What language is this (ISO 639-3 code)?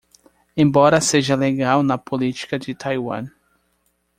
por